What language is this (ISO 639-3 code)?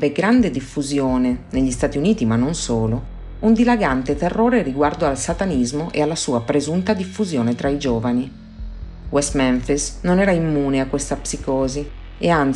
ita